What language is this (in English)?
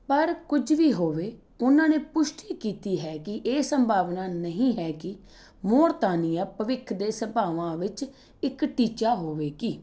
Punjabi